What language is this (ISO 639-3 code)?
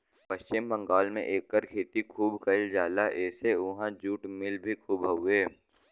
bho